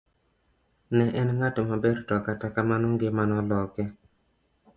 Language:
Luo (Kenya and Tanzania)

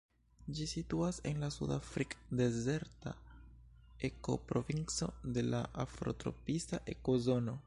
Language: Esperanto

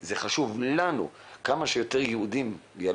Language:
Hebrew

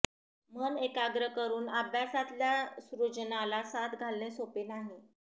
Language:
Marathi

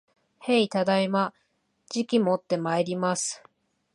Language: Japanese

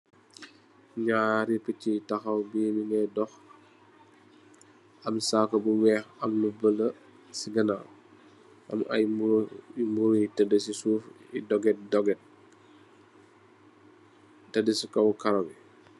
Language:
Wolof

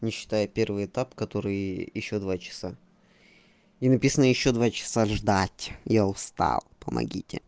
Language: Russian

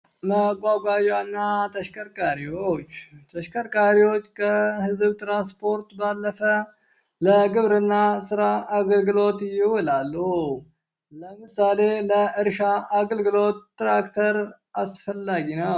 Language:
Amharic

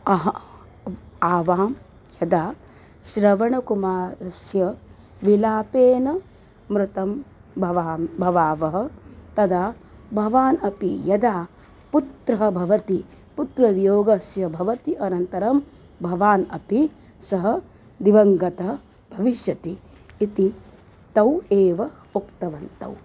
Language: Sanskrit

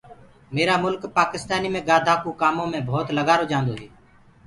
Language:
Gurgula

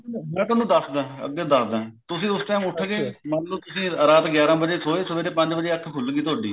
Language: Punjabi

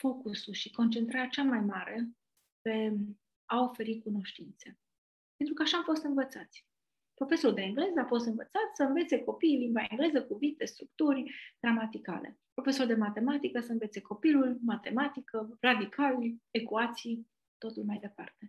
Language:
Romanian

